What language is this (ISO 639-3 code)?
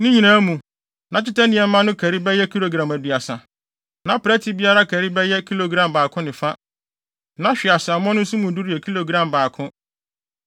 aka